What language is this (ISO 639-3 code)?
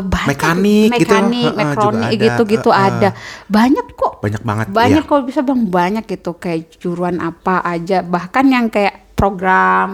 ind